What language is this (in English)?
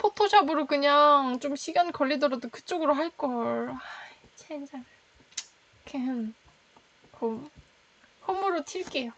Korean